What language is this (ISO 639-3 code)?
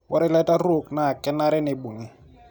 mas